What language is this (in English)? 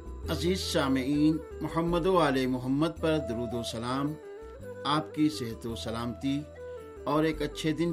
Urdu